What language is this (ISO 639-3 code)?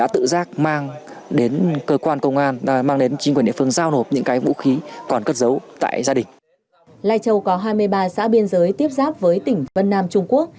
vie